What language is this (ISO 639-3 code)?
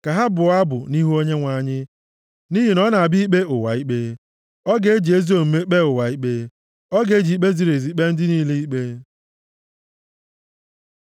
ibo